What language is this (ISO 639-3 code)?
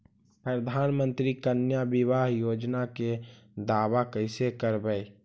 mag